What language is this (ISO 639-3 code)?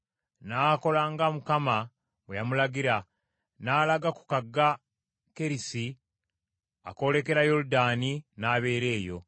lug